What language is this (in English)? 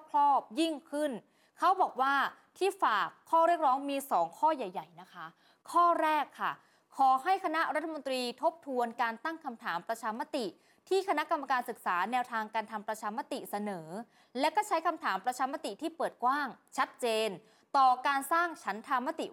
Thai